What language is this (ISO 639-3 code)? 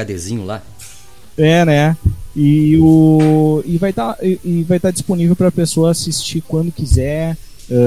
por